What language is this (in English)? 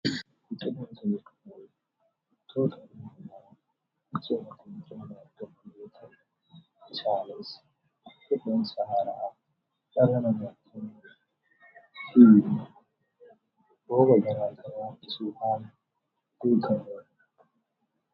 Oromo